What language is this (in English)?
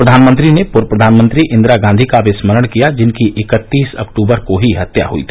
Hindi